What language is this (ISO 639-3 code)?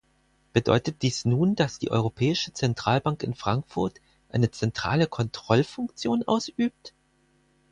deu